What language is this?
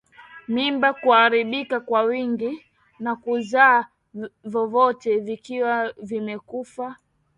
Swahili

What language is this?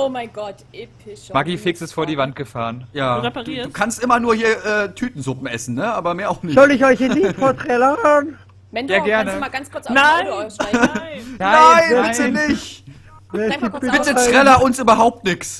German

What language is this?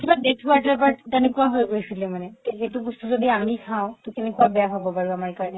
Assamese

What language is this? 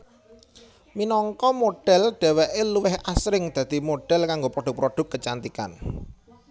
Javanese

